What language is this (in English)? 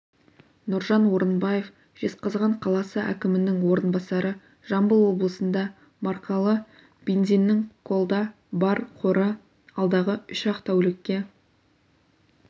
Kazakh